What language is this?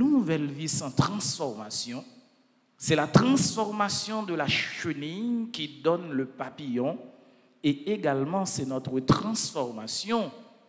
French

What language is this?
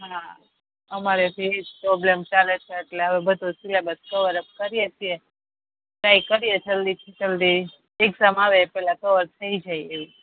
Gujarati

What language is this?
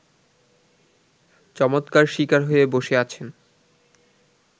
Bangla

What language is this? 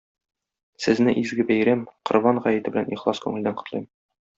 Tatar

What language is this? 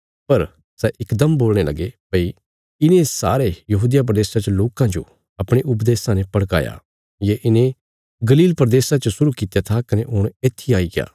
Bilaspuri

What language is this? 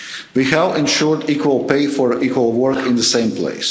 English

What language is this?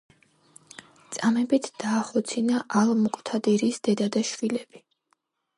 Georgian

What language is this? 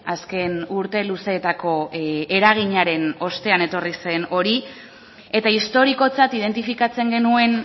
Basque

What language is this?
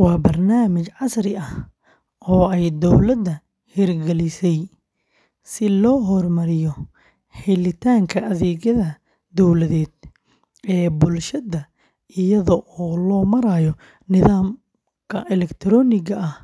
Somali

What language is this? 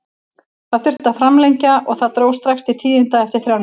Icelandic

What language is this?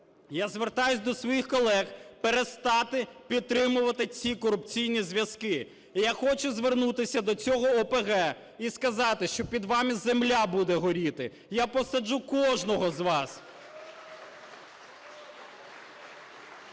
Ukrainian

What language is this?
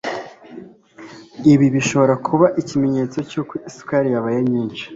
Kinyarwanda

